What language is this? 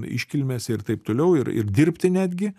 Lithuanian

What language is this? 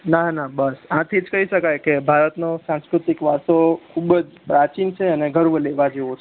Gujarati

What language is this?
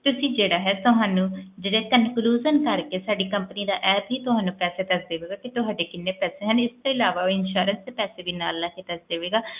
Punjabi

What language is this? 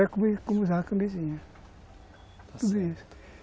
Portuguese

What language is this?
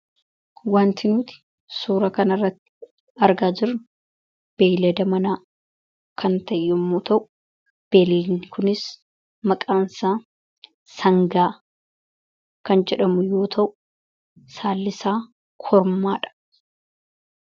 Oromo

